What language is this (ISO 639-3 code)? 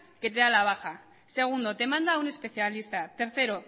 spa